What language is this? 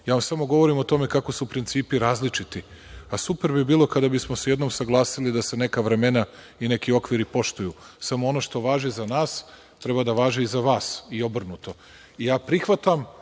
Serbian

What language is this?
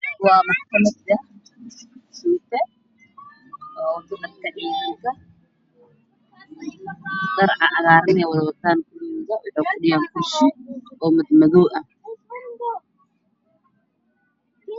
Somali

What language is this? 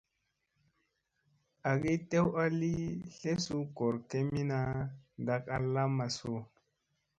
Musey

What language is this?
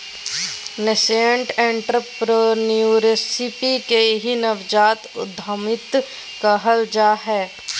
Magahi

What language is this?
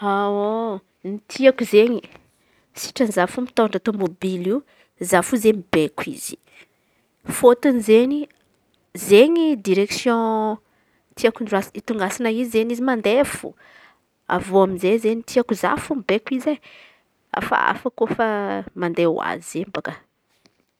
Antankarana Malagasy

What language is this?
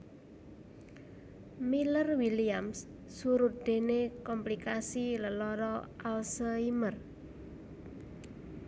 Javanese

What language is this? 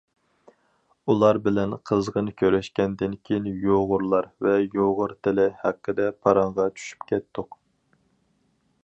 Uyghur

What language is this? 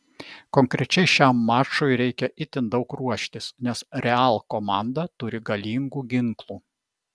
Lithuanian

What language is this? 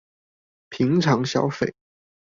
Chinese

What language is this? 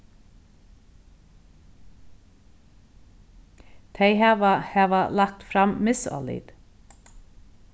Faroese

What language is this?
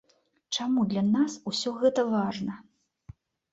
Belarusian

